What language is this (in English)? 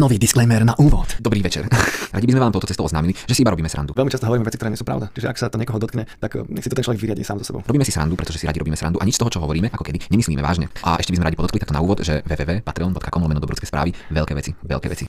Slovak